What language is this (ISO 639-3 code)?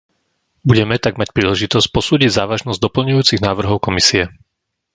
slk